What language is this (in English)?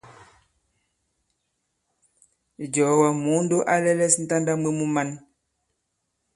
Bankon